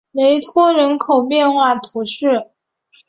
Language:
Chinese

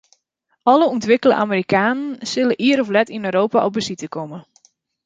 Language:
Western Frisian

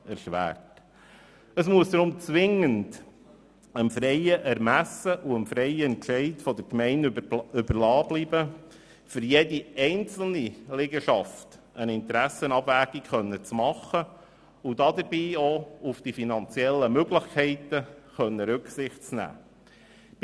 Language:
Swiss German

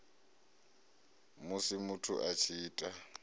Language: Venda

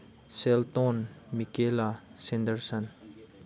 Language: Manipuri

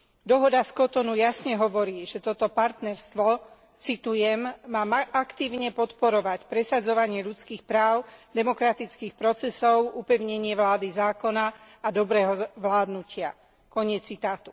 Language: Slovak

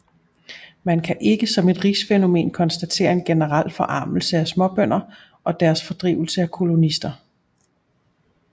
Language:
Danish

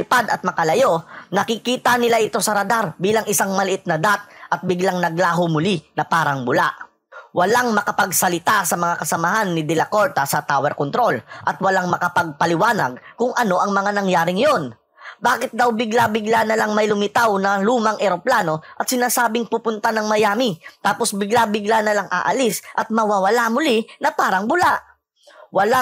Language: Filipino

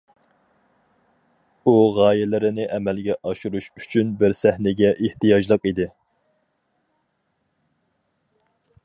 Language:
Uyghur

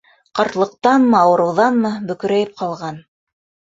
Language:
Bashkir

